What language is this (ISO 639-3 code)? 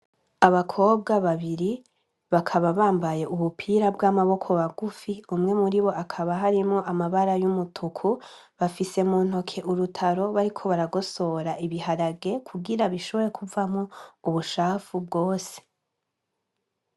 run